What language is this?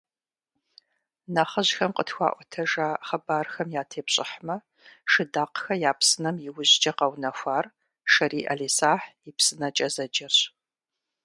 Kabardian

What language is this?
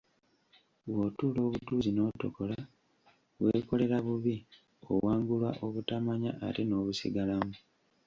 Ganda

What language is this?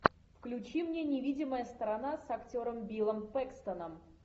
Russian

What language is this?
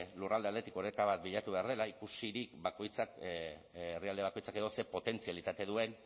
Basque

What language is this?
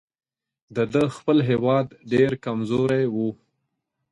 Pashto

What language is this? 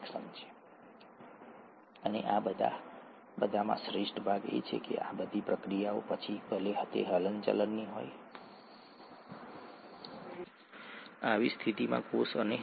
Gujarati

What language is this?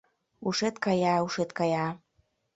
Mari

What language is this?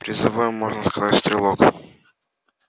Russian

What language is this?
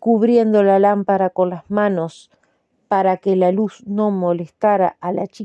Spanish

